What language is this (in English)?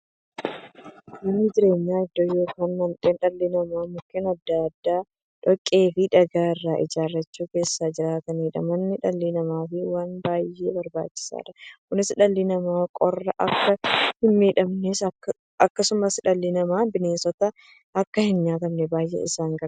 Oromo